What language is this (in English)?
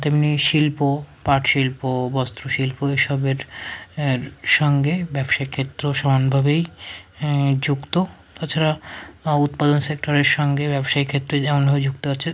Bangla